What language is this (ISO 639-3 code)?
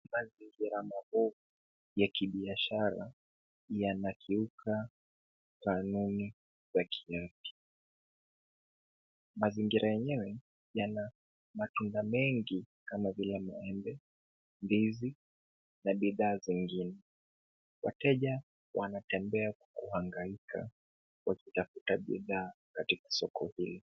swa